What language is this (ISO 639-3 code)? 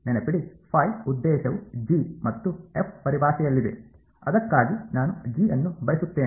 kan